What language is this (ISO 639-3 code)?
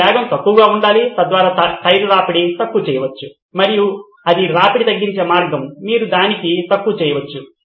tel